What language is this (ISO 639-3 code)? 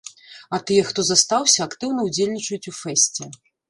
bel